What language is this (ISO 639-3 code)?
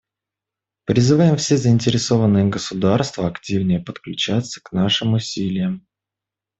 rus